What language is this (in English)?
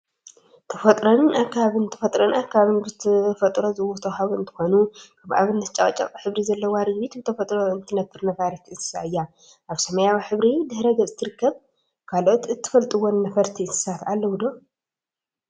Tigrinya